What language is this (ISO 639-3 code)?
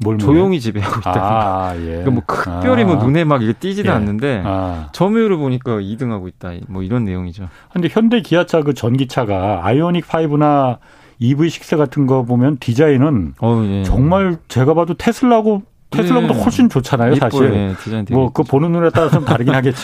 kor